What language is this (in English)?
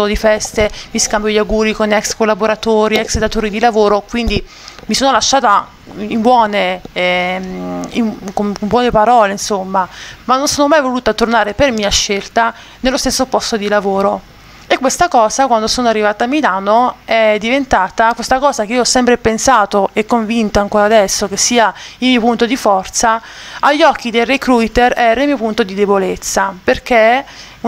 Italian